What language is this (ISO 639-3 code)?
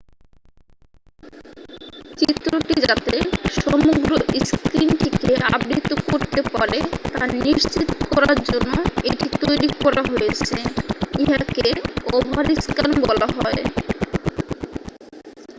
ben